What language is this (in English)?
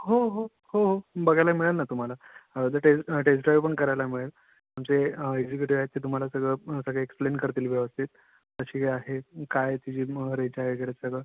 Marathi